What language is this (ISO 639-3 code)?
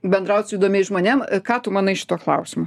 lit